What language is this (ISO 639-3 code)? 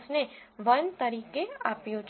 guj